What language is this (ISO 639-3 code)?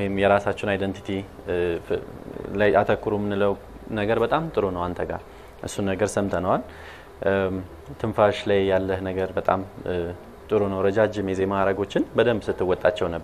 ara